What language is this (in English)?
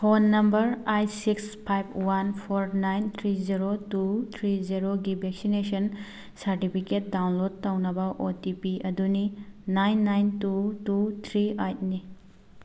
Manipuri